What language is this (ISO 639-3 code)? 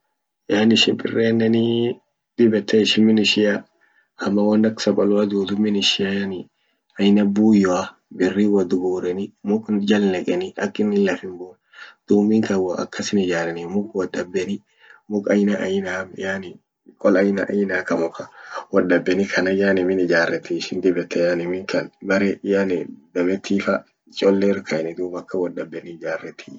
orc